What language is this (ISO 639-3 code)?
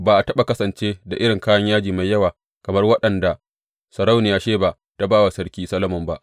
hau